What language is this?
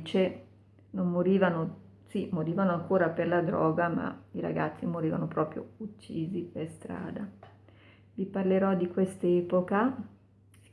Italian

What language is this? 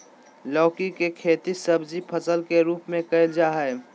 Magahi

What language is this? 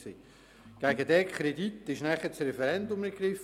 Swiss German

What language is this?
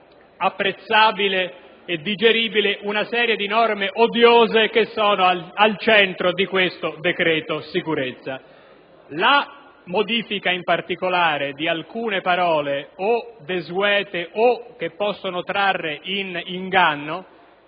Italian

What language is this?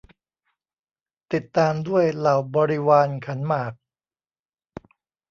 Thai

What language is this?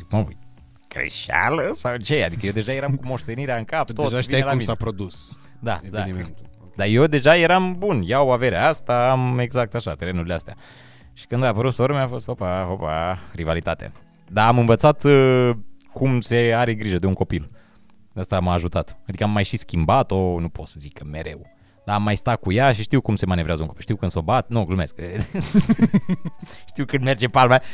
Romanian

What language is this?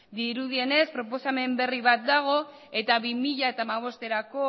Basque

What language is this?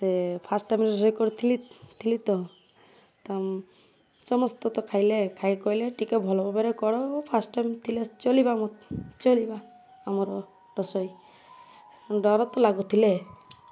Odia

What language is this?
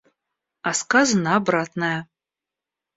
Russian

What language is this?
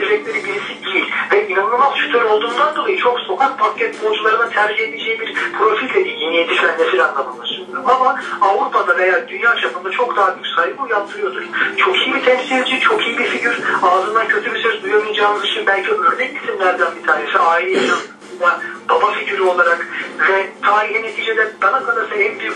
Turkish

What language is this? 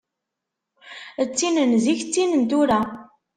Kabyle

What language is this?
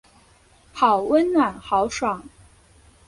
Chinese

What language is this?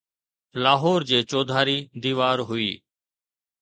Sindhi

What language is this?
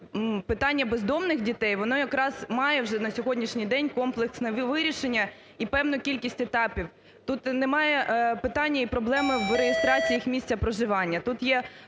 Ukrainian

